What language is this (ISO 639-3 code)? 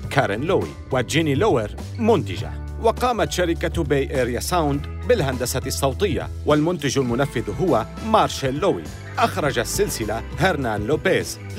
ara